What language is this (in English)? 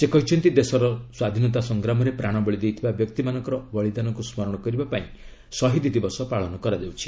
Odia